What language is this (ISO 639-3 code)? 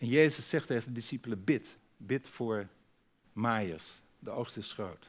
nld